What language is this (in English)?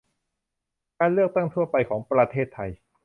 Thai